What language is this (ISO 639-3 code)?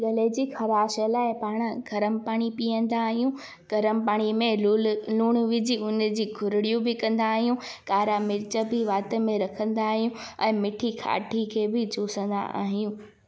snd